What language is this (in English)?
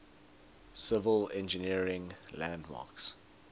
English